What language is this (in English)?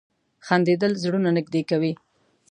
Pashto